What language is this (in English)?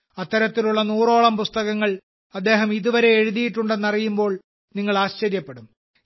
Malayalam